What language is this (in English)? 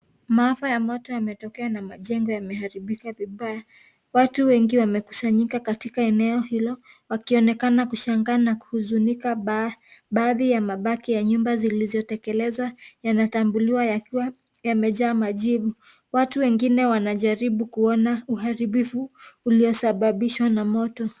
Swahili